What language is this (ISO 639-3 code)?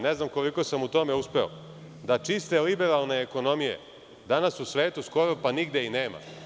srp